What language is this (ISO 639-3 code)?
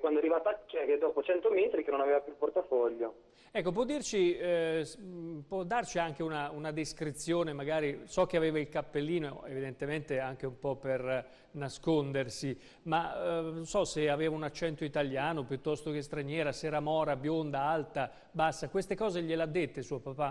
ita